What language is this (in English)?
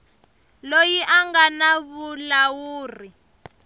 Tsonga